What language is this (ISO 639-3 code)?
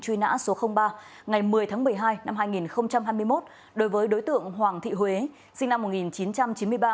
vie